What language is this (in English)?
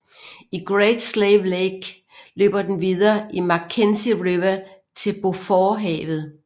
Danish